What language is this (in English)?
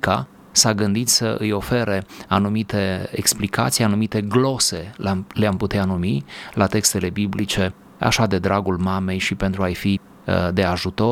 Romanian